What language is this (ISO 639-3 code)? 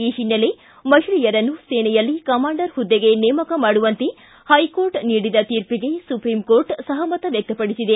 kan